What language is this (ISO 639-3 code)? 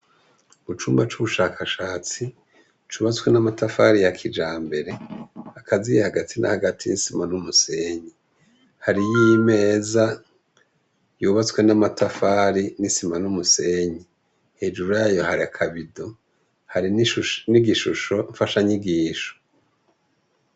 run